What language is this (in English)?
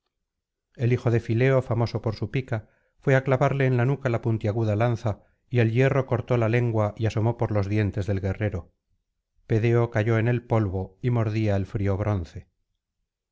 Spanish